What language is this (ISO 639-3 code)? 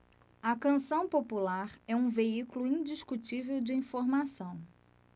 por